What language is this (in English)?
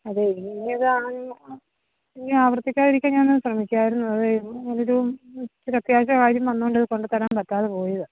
Malayalam